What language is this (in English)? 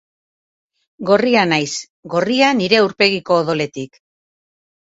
Basque